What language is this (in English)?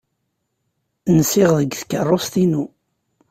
Kabyle